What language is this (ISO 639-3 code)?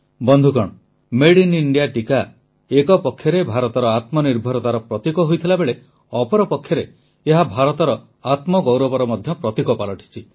ori